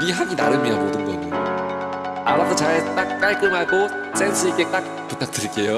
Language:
Korean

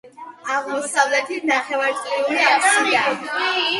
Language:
Georgian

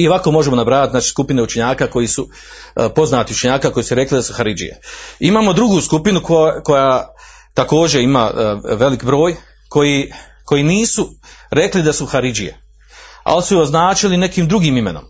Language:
Croatian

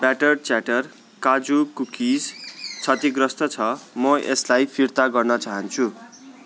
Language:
Nepali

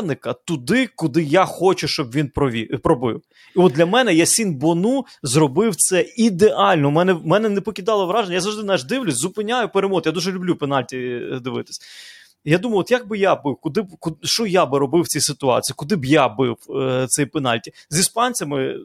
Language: Ukrainian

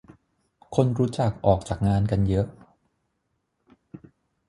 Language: Thai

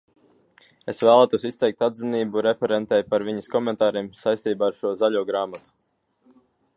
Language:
Latvian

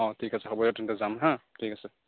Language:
Assamese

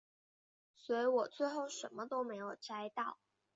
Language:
Chinese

